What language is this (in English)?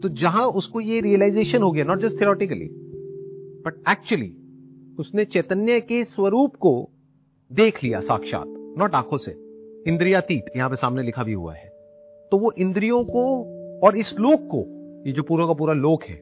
Hindi